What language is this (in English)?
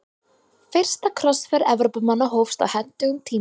Icelandic